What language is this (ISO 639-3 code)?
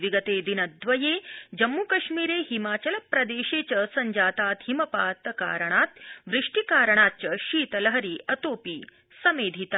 san